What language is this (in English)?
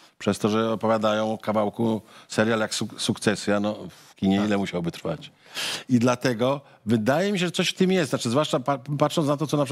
Polish